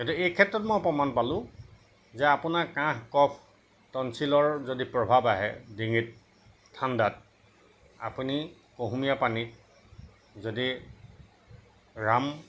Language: Assamese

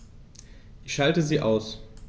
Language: German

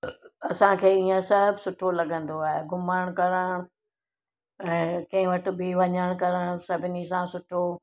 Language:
Sindhi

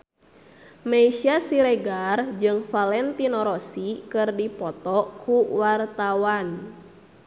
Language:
Sundanese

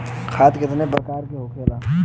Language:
Bhojpuri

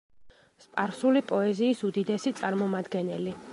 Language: Georgian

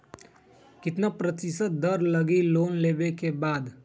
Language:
Magahi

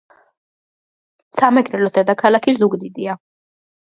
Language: Georgian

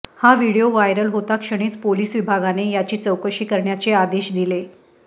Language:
Marathi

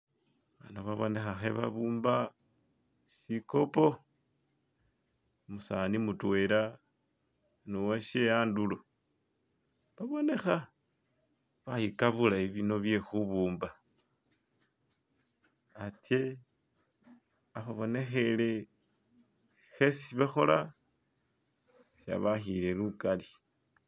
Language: Masaaba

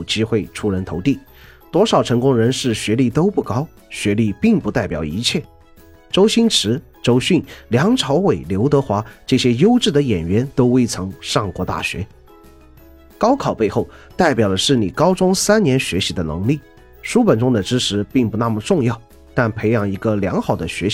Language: Chinese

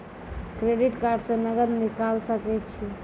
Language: Maithili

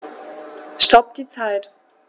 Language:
German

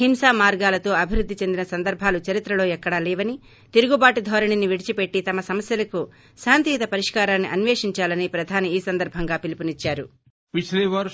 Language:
Telugu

